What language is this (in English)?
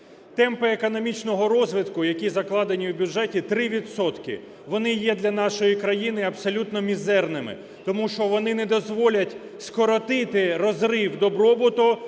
Ukrainian